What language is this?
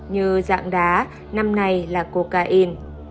Vietnamese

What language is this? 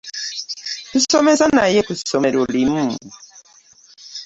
Ganda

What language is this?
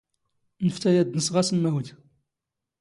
Standard Moroccan Tamazight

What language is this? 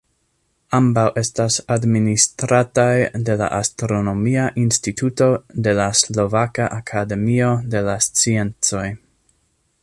Esperanto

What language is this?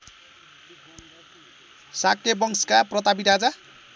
Nepali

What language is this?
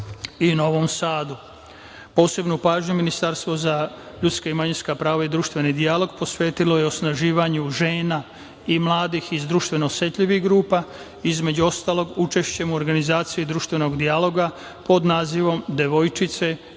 Serbian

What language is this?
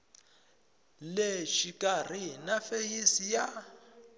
Tsonga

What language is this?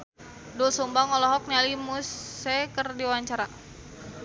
Sundanese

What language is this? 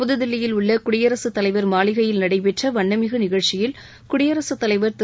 Tamil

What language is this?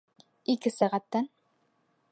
Bashkir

